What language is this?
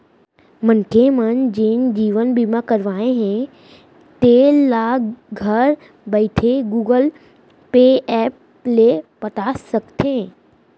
Chhattisgarhi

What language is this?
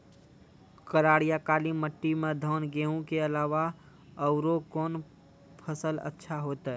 Maithili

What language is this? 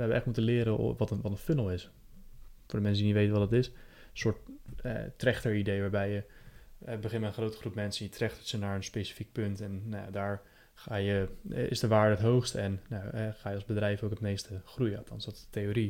Dutch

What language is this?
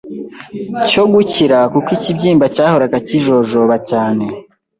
Kinyarwanda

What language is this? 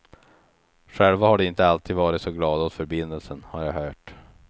Swedish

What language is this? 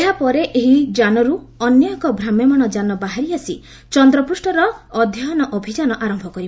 Odia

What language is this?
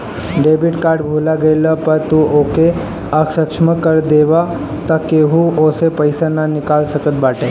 Bhojpuri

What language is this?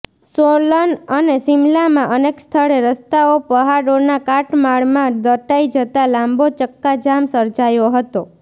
Gujarati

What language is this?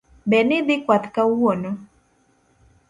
Luo (Kenya and Tanzania)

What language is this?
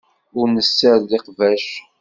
Kabyle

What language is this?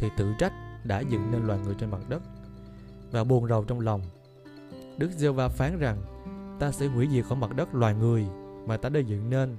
Vietnamese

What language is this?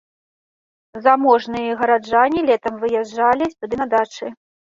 Belarusian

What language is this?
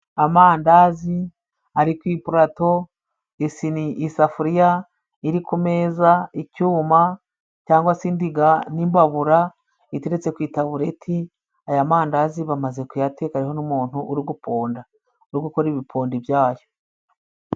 Kinyarwanda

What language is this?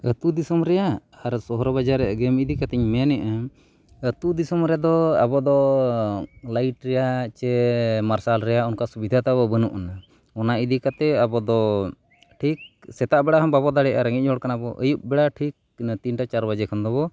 Santali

